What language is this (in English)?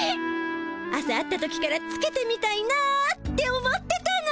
Japanese